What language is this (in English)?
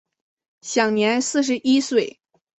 Chinese